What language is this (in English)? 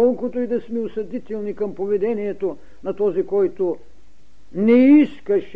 Bulgarian